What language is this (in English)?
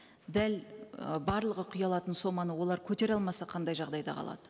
Kazakh